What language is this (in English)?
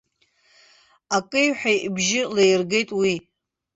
Abkhazian